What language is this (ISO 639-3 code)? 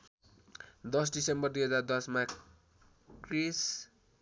nep